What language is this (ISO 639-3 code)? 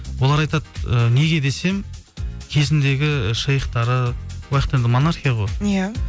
kaz